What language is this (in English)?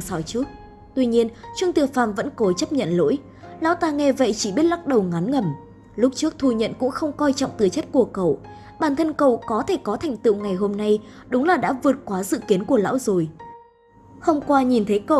Vietnamese